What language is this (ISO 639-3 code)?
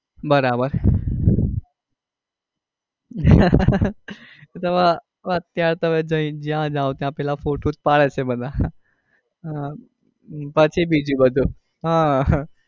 guj